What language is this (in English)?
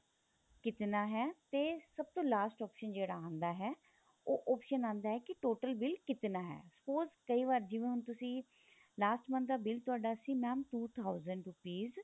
Punjabi